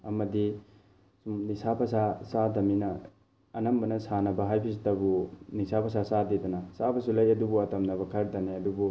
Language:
Manipuri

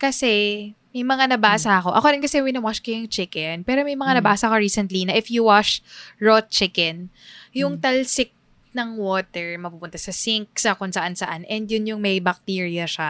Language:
Filipino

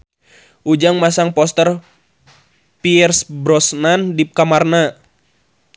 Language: Sundanese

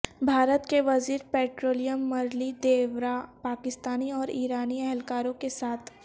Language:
Urdu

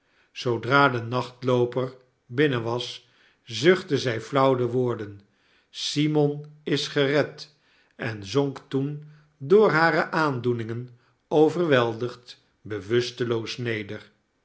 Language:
Dutch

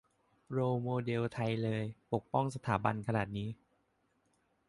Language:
Thai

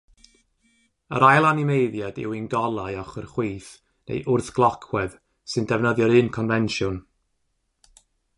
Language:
Welsh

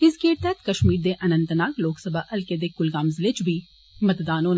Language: Dogri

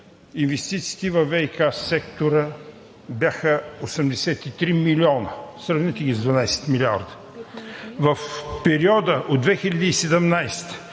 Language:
Bulgarian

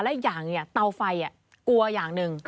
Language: Thai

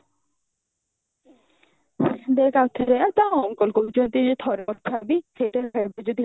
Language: Odia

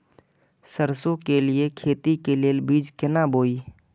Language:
Maithili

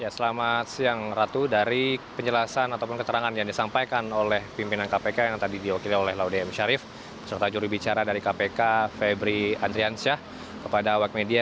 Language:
Indonesian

